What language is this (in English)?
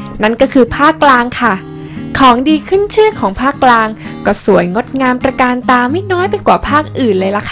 Thai